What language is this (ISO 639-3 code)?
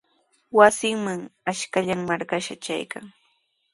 qws